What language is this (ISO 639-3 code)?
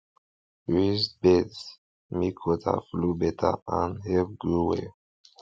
pcm